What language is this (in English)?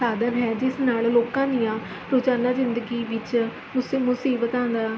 Punjabi